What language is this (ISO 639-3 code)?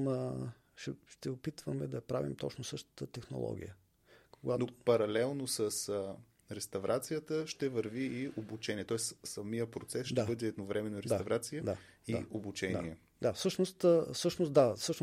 bul